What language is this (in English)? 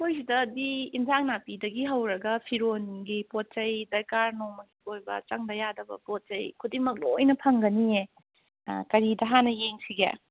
Manipuri